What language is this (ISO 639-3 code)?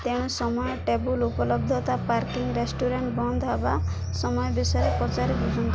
ori